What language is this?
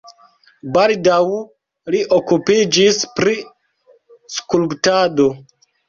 Esperanto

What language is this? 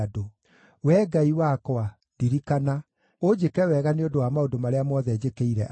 Kikuyu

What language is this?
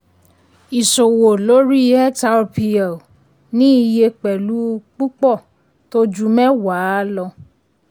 Yoruba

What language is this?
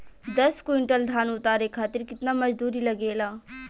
Bhojpuri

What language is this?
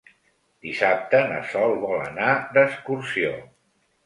Catalan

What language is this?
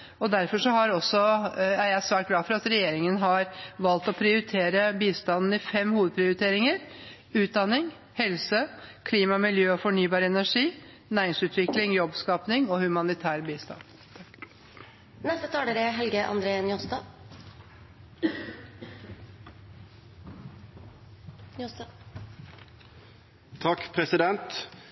Norwegian Bokmål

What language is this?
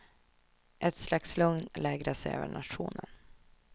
Swedish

